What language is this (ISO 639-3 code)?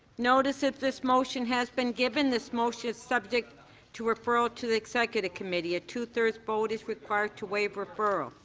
eng